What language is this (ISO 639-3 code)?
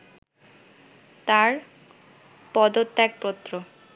ben